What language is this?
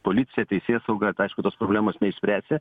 Lithuanian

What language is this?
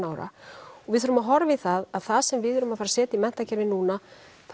Icelandic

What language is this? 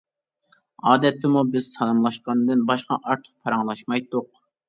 Uyghur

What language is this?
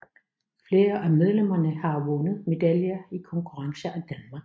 Danish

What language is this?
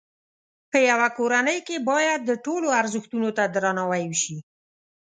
Pashto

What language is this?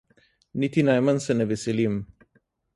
Slovenian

